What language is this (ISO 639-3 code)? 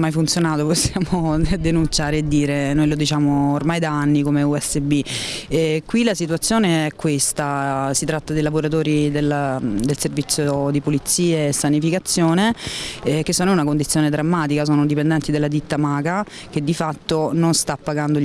ita